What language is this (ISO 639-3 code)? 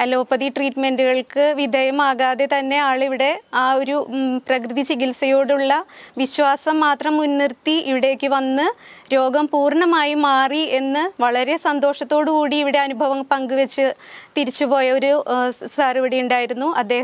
pol